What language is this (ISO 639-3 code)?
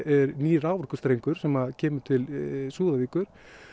isl